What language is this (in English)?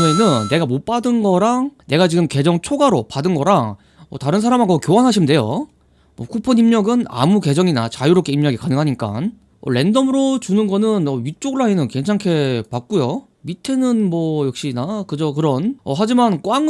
Korean